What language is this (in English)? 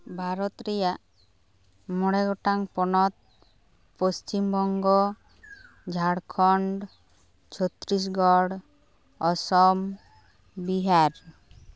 Santali